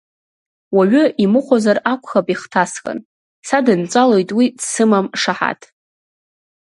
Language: Abkhazian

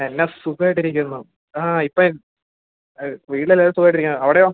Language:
Malayalam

